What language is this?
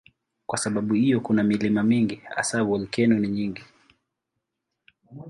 Swahili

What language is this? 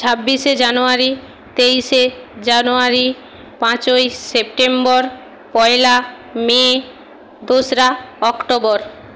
Bangla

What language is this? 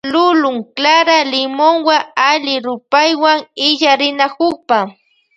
Loja Highland Quichua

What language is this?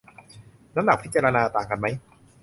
Thai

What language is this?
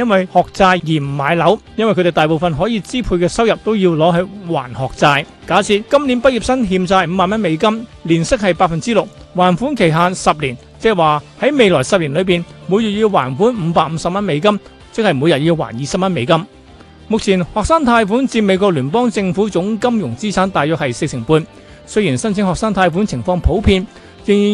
Chinese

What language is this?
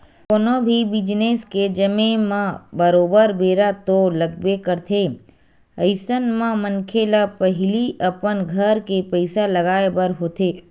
Chhattisgarhi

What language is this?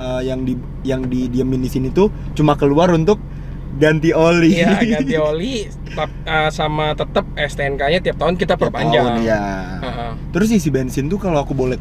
Indonesian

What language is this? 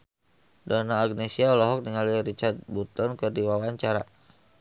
Sundanese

